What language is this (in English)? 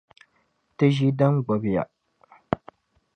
Dagbani